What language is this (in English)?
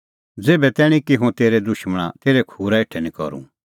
Kullu Pahari